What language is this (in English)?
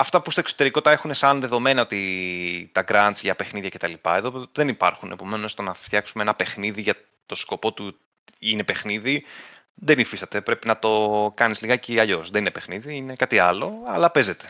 Greek